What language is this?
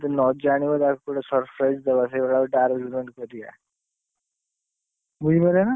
Odia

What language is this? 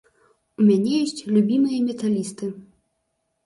Belarusian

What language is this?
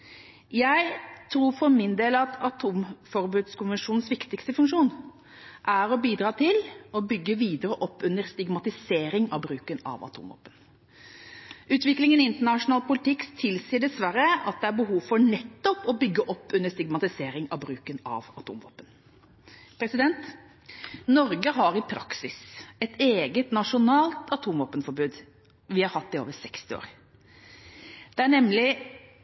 Norwegian Bokmål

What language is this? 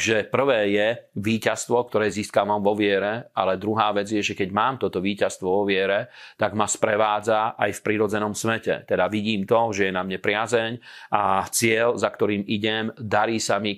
Slovak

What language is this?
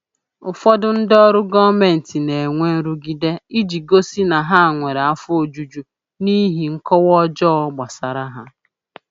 Igbo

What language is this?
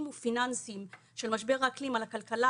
Hebrew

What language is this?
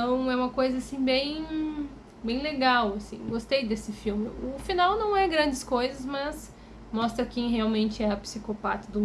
Portuguese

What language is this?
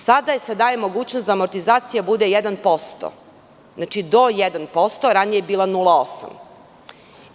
Serbian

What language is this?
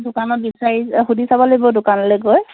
Assamese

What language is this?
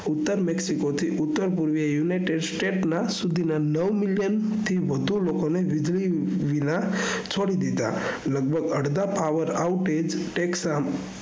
Gujarati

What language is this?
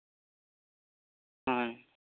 Santali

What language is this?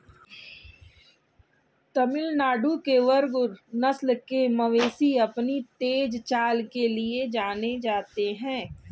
Hindi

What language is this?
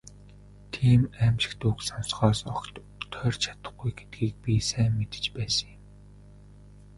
Mongolian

